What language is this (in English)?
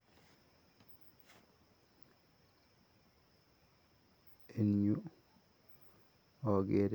Kalenjin